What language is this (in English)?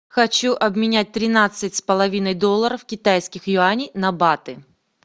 Russian